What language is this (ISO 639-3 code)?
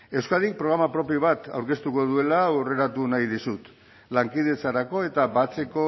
eus